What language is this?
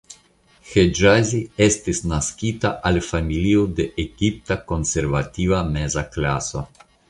Esperanto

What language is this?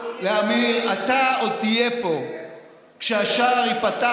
Hebrew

